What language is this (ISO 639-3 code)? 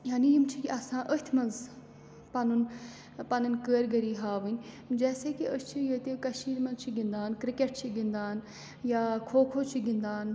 kas